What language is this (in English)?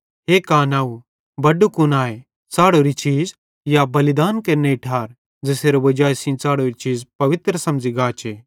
Bhadrawahi